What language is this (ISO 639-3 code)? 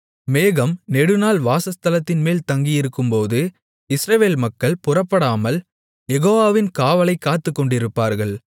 tam